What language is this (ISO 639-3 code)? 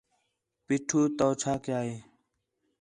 xhe